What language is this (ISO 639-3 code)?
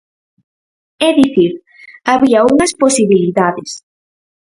glg